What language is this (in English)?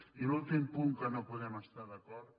Catalan